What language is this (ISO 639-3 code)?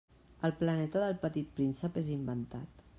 cat